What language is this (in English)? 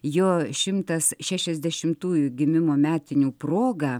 Lithuanian